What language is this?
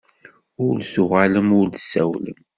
Kabyle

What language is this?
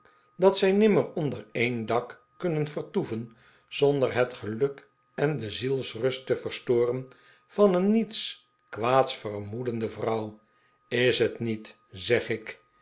Dutch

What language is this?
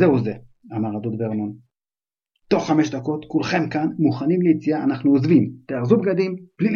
Hebrew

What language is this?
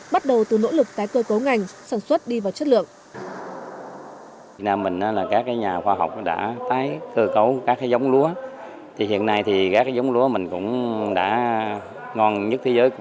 Vietnamese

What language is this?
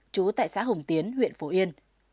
Vietnamese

